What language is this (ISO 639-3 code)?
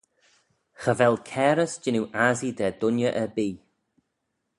glv